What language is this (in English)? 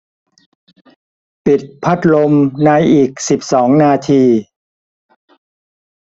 Thai